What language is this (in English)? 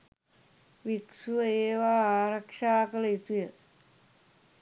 Sinhala